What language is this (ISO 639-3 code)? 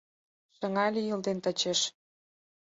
chm